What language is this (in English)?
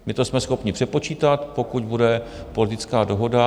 Czech